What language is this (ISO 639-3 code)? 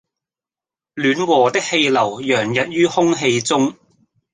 yue